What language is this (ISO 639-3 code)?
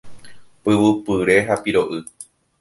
grn